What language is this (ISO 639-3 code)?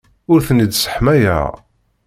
kab